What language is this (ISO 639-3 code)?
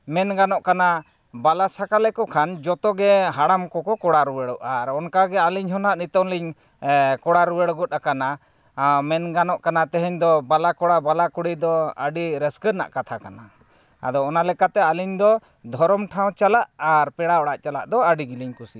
sat